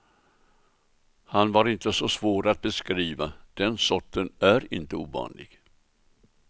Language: Swedish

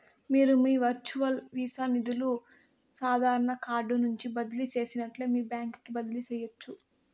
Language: Telugu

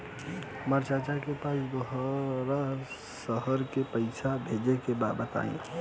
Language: Bhojpuri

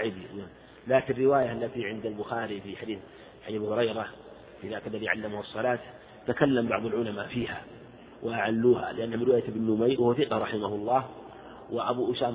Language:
Arabic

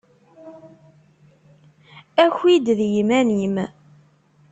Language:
Kabyle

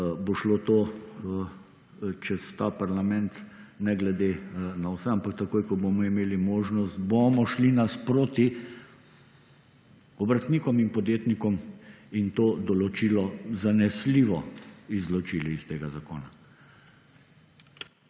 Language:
Slovenian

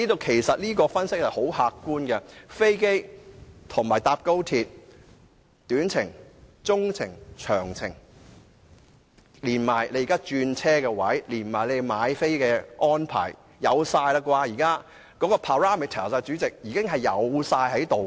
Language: Cantonese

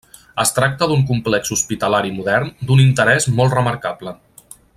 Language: Catalan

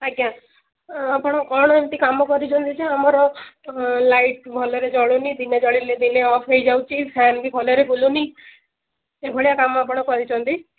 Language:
Odia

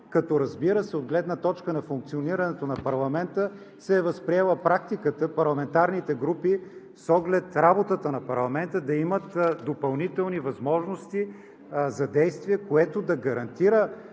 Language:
Bulgarian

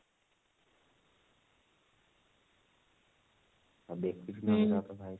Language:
Odia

